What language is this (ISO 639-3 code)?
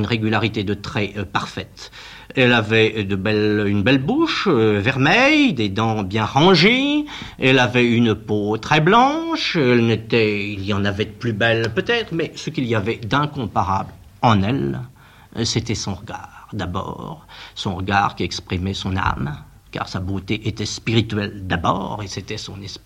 fra